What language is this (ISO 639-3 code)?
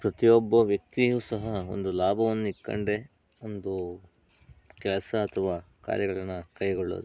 kan